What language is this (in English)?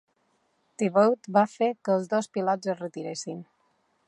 Catalan